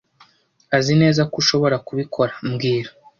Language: Kinyarwanda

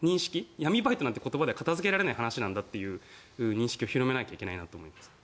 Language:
Japanese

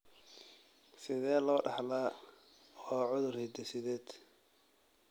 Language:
Somali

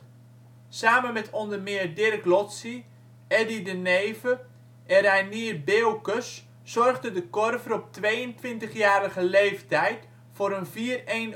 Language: Dutch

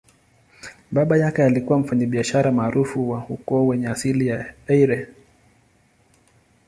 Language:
Swahili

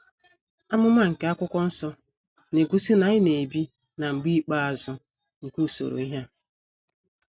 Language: Igbo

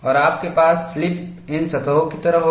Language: Hindi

